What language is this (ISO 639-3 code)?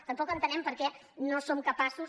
cat